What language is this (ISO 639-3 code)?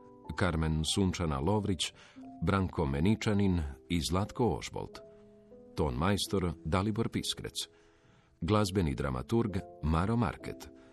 hrv